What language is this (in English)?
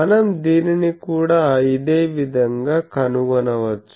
Telugu